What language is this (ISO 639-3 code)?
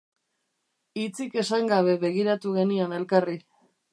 eus